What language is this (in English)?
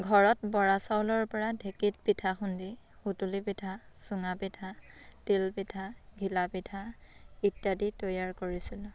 Assamese